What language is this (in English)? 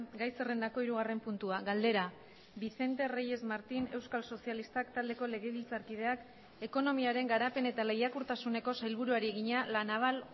Basque